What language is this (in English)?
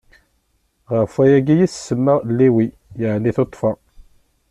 Kabyle